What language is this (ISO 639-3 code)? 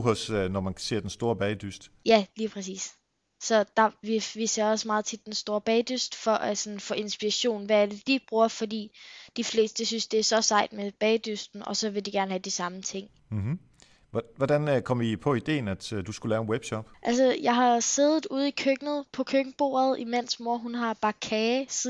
dan